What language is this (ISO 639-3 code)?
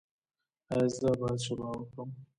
pus